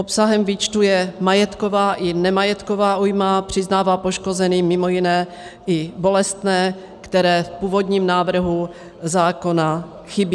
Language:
Czech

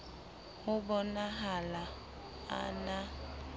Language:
Southern Sotho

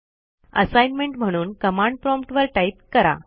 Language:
Marathi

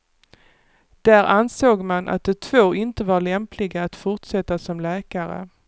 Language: Swedish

